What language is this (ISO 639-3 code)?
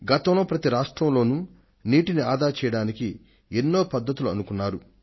tel